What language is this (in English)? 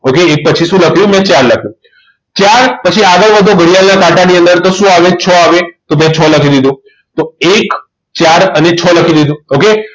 Gujarati